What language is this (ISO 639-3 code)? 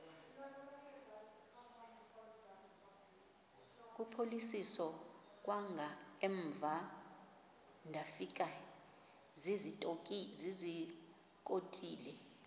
xho